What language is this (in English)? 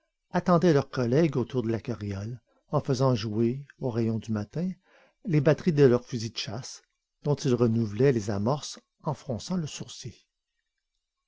French